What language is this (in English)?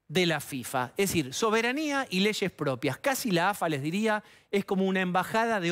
Spanish